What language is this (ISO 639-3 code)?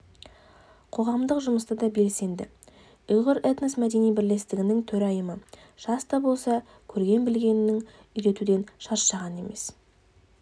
kaz